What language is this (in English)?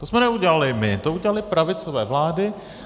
Czech